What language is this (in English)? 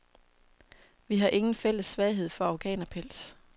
Danish